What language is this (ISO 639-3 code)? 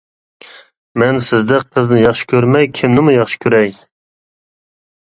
uig